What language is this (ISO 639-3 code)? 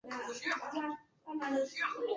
zho